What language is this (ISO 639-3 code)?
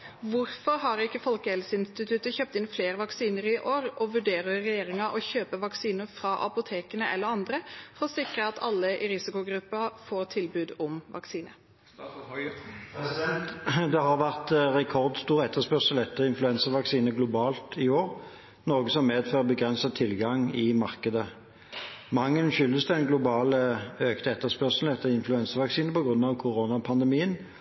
nob